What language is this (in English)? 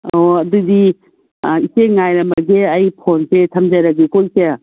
Manipuri